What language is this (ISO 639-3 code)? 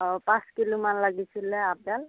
asm